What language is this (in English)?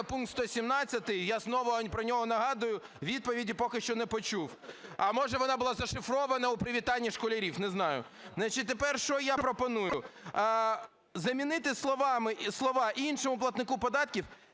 Ukrainian